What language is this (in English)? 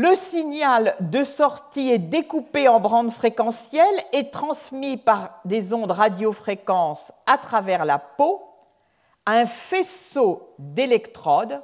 French